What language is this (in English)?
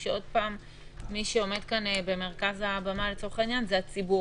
Hebrew